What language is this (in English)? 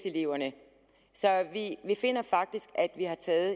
Danish